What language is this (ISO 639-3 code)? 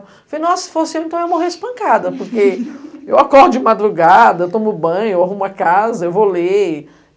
por